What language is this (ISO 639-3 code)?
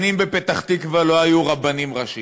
heb